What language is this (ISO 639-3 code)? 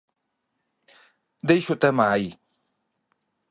glg